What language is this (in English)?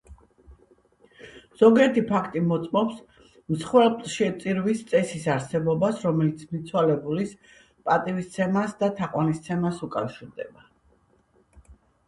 Georgian